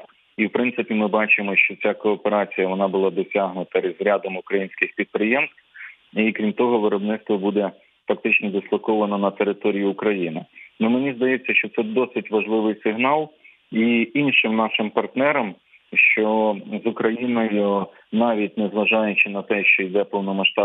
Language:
Ukrainian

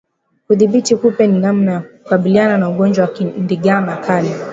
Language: Swahili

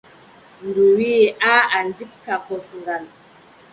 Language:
Adamawa Fulfulde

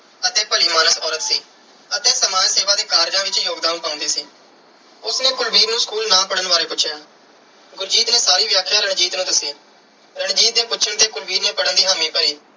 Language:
Punjabi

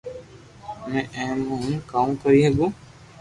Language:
Loarki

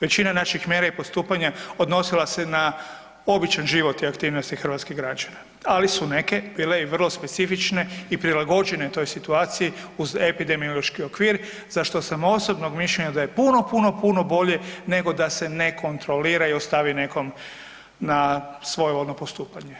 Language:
Croatian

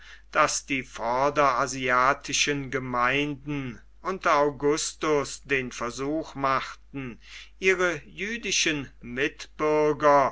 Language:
German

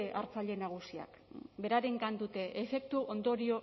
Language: Basque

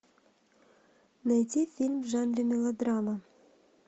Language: Russian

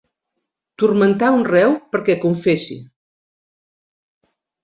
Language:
Catalan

